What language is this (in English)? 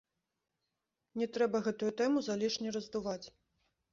Belarusian